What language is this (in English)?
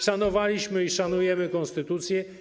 Polish